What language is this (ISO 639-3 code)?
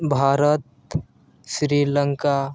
sat